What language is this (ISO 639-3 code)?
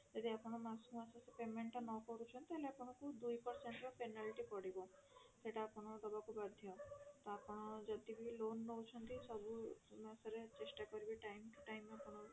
ori